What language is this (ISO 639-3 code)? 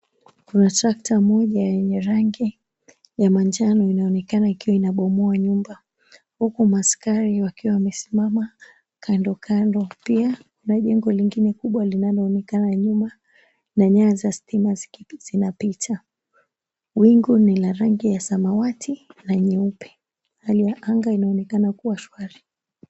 swa